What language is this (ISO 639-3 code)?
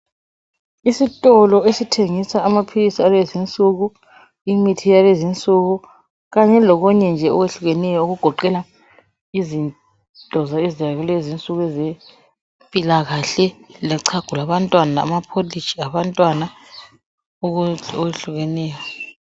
nde